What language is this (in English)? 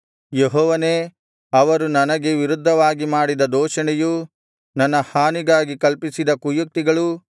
Kannada